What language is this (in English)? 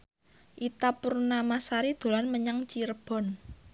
Javanese